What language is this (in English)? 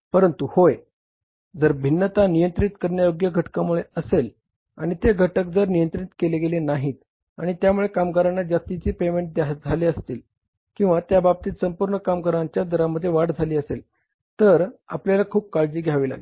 Marathi